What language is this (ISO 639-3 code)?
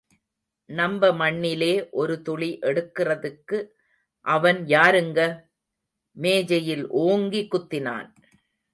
tam